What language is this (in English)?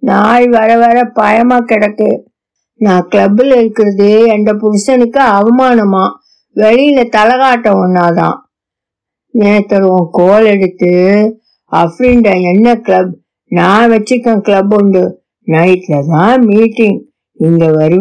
Tamil